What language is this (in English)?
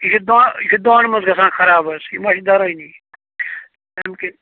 Kashmiri